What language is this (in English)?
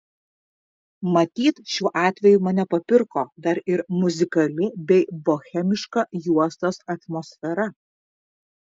Lithuanian